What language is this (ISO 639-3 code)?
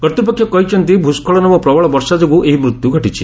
ori